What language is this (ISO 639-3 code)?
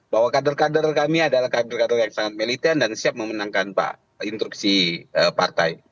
ind